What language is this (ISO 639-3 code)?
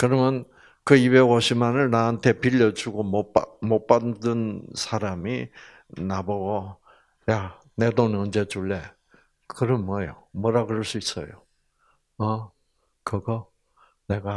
kor